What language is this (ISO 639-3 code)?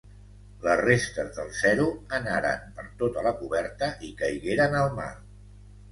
cat